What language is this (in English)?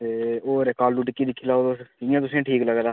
Dogri